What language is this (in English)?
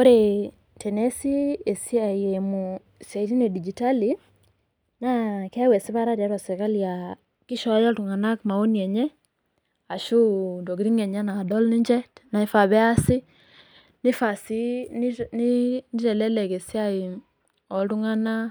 Masai